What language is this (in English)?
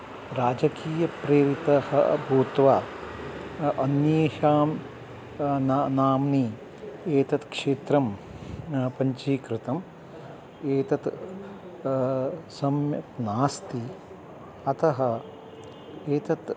Sanskrit